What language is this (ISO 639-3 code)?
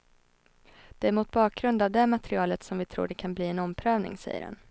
swe